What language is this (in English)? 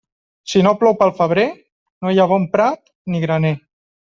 Catalan